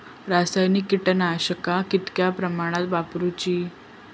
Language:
Marathi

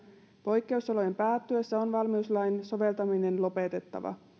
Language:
Finnish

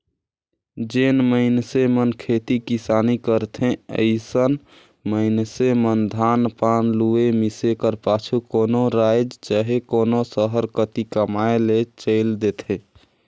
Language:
Chhattisgarhi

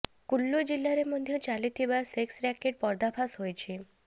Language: Odia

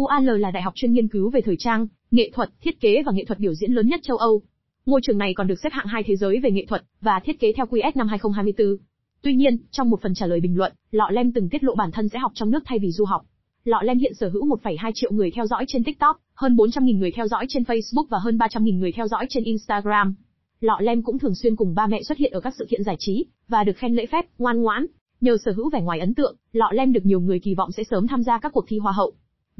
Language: Vietnamese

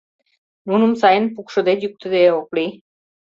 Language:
Mari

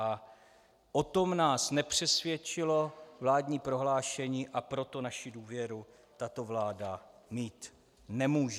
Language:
Czech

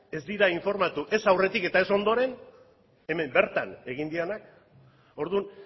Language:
Basque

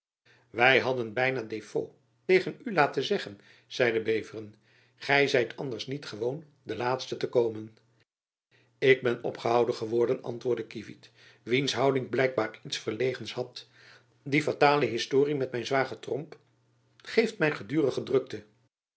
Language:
Dutch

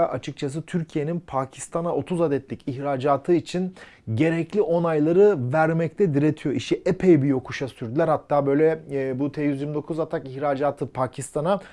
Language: Turkish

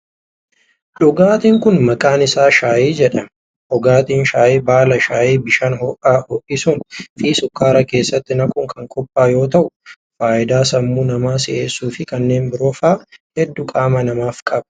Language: Oromo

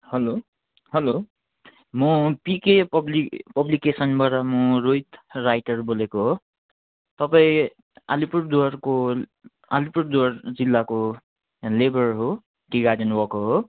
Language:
Nepali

